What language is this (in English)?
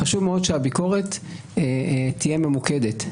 Hebrew